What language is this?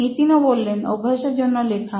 Bangla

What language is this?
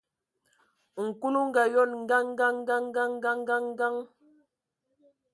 Ewondo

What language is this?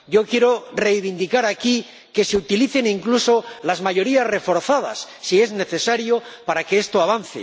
Spanish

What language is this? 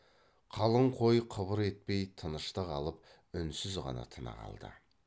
Kazakh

